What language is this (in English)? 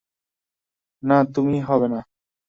Bangla